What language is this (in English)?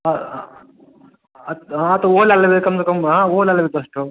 Maithili